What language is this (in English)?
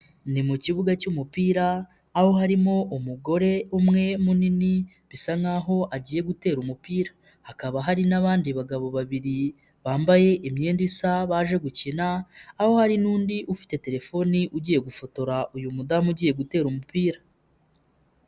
Kinyarwanda